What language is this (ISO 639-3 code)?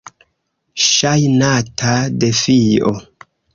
epo